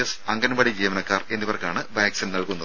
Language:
Malayalam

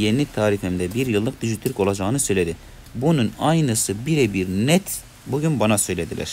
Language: Turkish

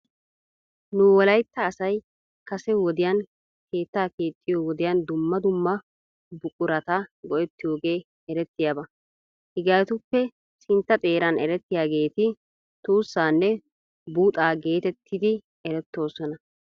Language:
Wolaytta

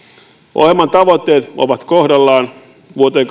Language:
Finnish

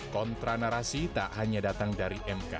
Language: Indonesian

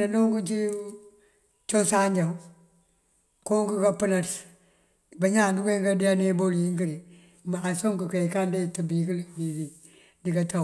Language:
Mandjak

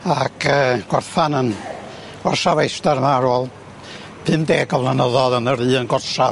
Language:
Welsh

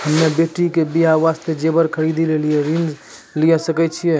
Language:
Maithili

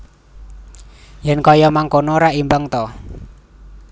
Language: Javanese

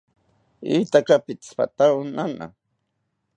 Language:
South Ucayali Ashéninka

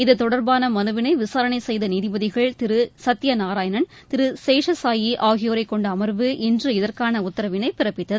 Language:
Tamil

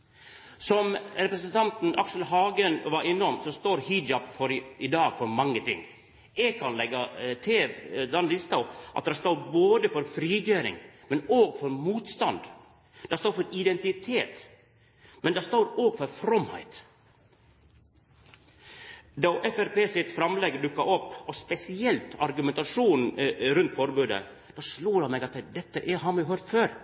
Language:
Norwegian Nynorsk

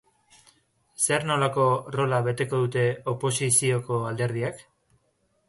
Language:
Basque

